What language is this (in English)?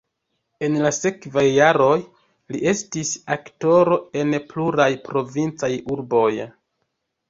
Esperanto